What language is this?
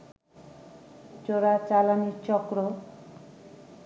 Bangla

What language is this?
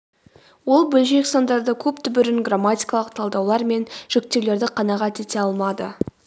Kazakh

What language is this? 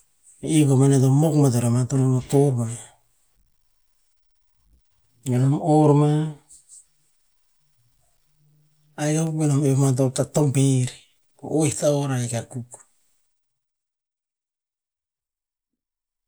Tinputz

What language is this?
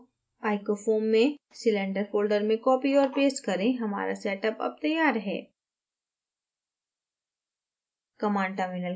Hindi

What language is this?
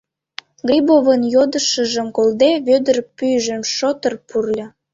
Mari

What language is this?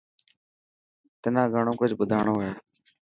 Dhatki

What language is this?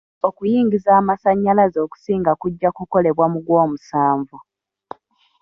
Ganda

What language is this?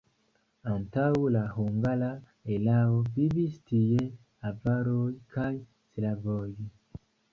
Esperanto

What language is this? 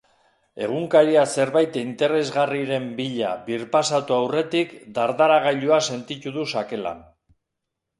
Basque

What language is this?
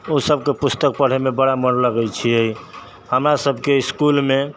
Maithili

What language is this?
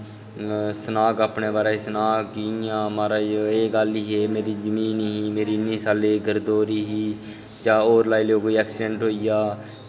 Dogri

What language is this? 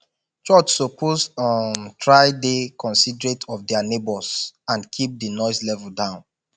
Nigerian Pidgin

